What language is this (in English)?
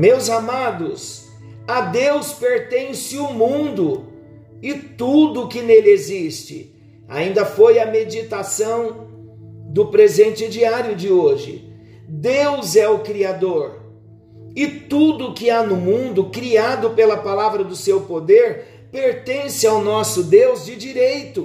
Portuguese